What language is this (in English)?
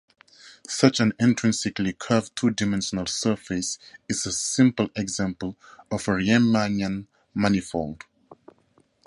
English